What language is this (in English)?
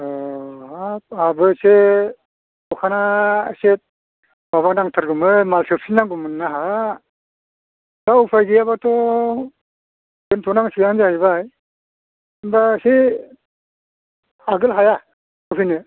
Bodo